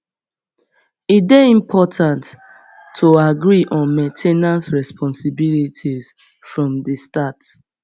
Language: Nigerian Pidgin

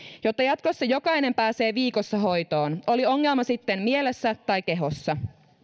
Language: Finnish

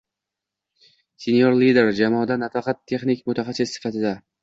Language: Uzbek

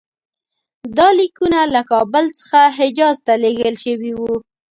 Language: Pashto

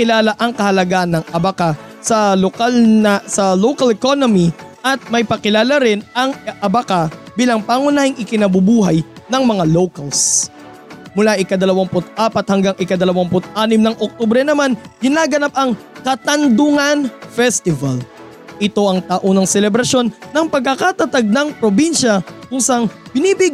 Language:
Filipino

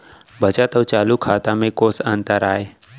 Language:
Chhattisgarhi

